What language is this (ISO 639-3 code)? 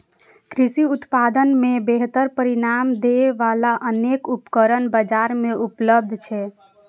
mai